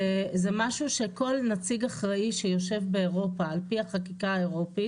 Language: Hebrew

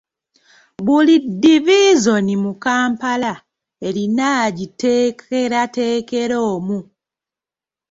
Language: Ganda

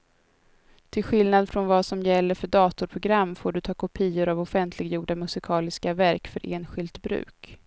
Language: Swedish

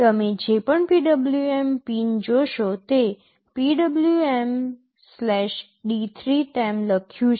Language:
Gujarati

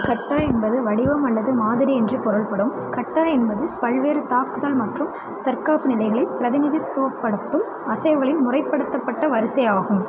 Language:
Tamil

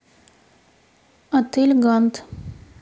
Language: Russian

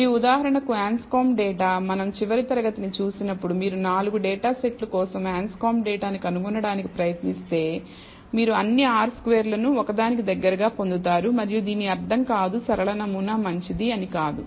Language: Telugu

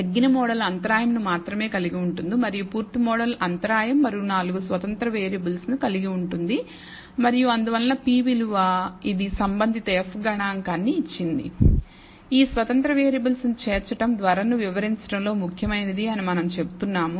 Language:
Telugu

